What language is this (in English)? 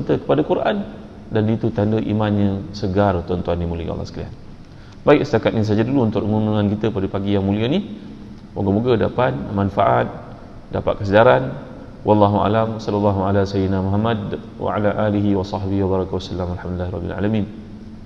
Malay